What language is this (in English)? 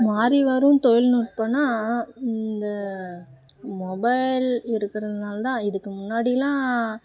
Tamil